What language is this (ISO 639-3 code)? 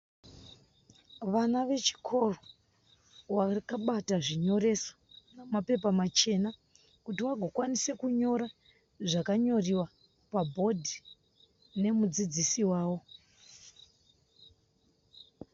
sna